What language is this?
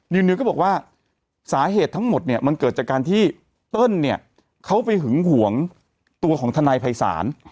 Thai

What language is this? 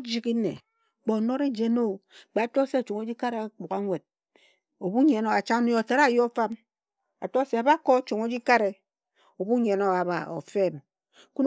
Ejagham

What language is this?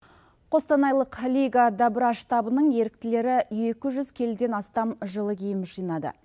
Kazakh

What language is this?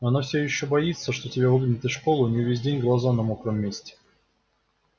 Russian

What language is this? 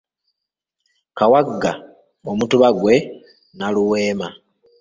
Ganda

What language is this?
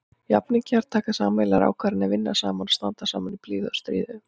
Icelandic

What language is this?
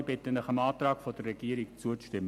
Swiss German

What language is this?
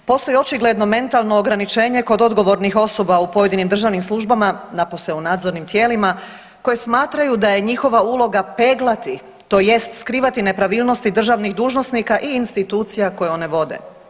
Croatian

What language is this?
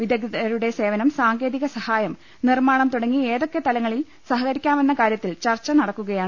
Malayalam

